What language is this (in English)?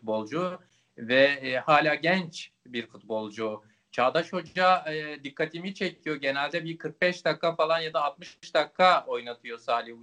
Turkish